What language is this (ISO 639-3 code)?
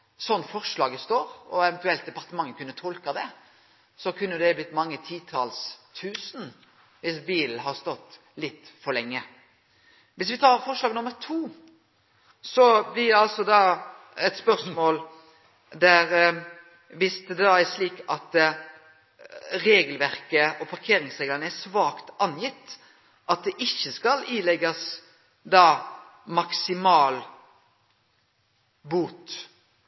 nno